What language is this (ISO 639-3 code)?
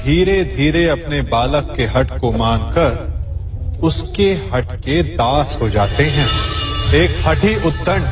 hin